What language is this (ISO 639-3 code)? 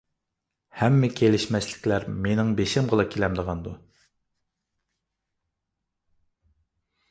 uig